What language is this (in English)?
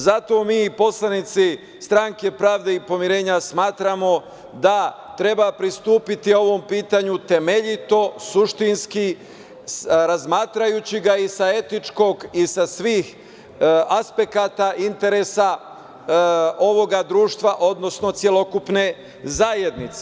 Serbian